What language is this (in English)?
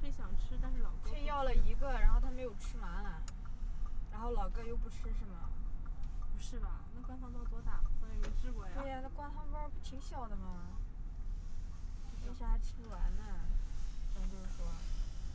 Chinese